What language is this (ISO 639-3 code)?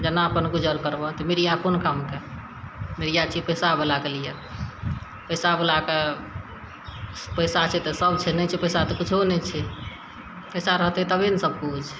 mai